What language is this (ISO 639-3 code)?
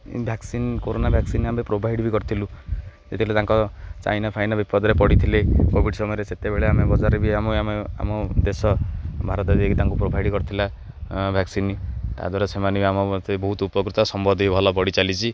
ori